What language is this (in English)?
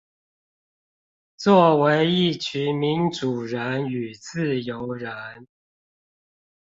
Chinese